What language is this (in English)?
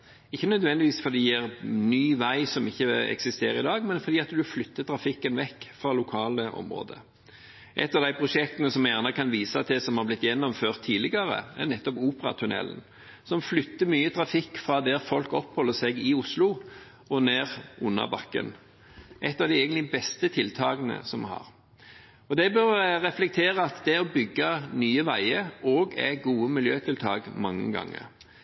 Norwegian Bokmål